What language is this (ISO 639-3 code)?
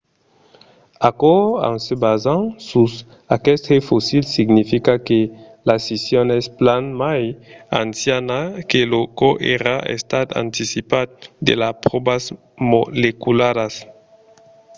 oci